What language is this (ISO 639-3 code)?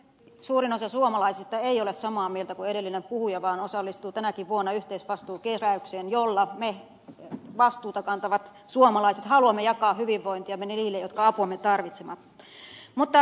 fin